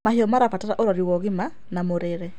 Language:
Kikuyu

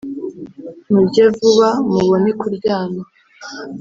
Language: Kinyarwanda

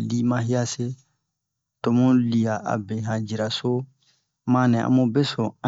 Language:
Bomu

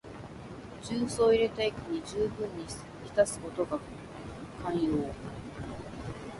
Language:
Japanese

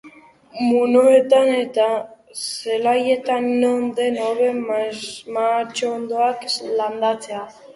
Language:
Basque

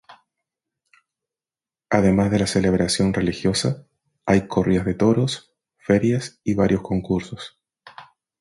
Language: Spanish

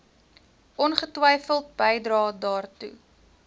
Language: Afrikaans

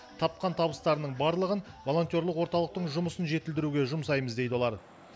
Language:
Kazakh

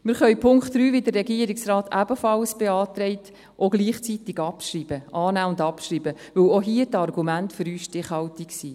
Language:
Swiss German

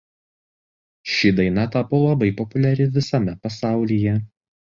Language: Lithuanian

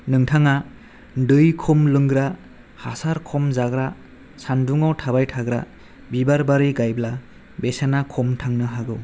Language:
Bodo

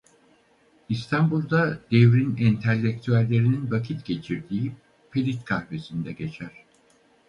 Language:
Turkish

